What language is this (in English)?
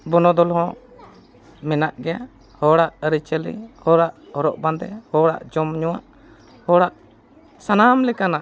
Santali